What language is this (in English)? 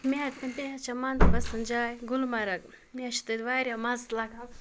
Kashmiri